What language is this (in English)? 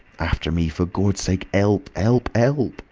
English